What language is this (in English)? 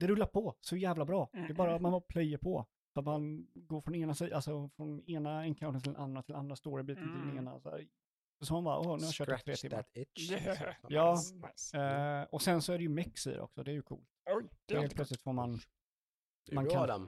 Swedish